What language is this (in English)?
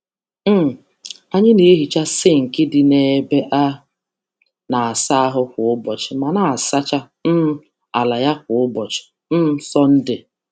Igbo